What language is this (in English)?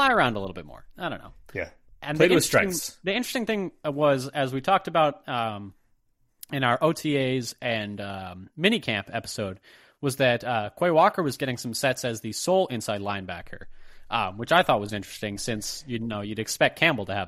English